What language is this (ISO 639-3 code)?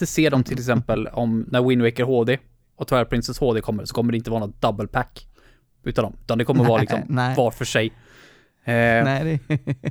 swe